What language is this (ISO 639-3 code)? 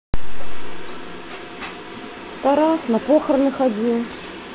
rus